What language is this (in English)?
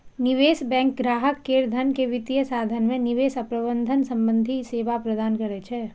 Maithili